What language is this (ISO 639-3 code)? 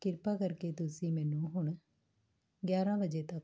pan